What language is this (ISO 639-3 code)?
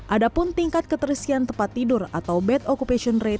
ind